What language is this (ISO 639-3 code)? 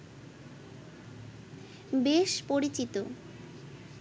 ben